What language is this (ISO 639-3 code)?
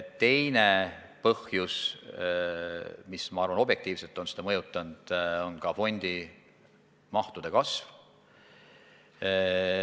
est